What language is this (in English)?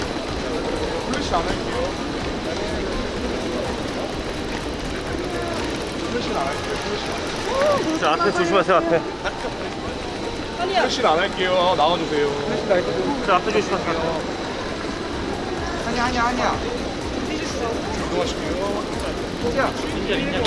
Korean